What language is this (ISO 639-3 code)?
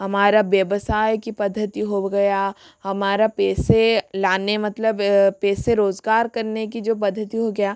hin